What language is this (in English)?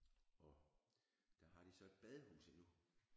Danish